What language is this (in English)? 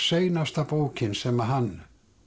Icelandic